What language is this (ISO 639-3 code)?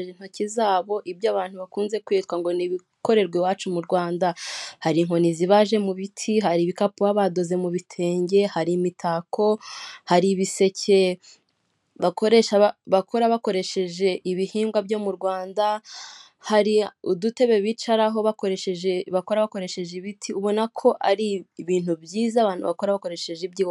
kin